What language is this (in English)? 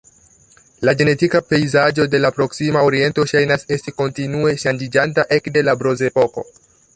Esperanto